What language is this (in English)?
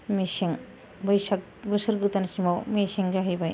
Bodo